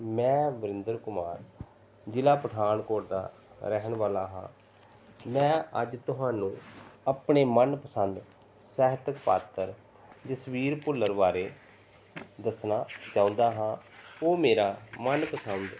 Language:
Punjabi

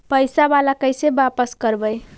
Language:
Magahi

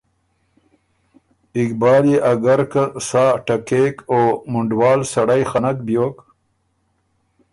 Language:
Ormuri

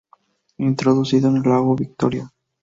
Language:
Spanish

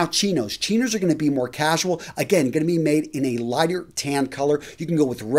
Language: English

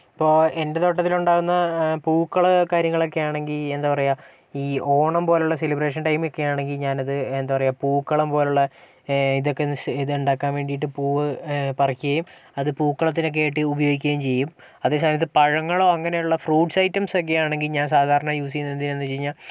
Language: Malayalam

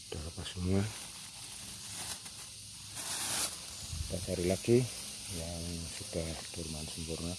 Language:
Indonesian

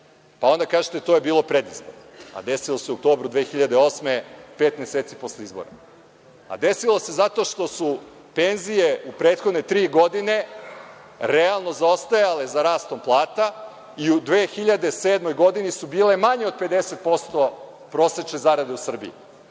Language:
Serbian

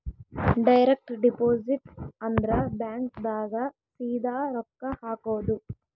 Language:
Kannada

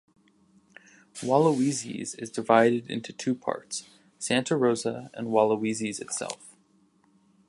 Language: English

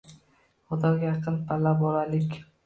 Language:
Uzbek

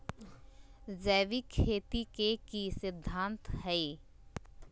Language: Magahi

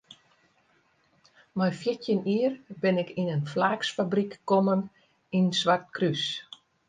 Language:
Western Frisian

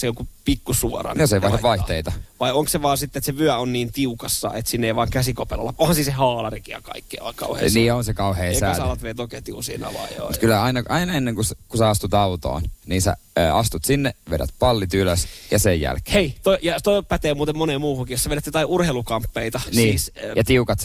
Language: Finnish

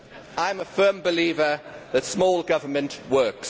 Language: English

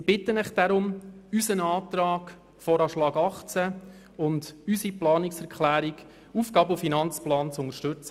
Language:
Swiss German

